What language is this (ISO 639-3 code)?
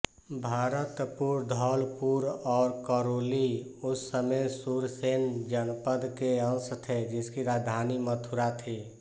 hin